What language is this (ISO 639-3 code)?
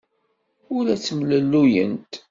kab